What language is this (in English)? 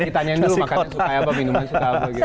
Indonesian